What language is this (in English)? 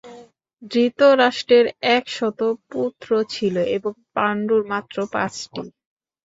Bangla